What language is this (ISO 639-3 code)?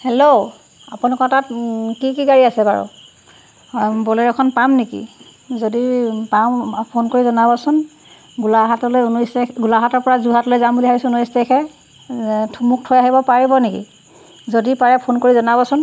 asm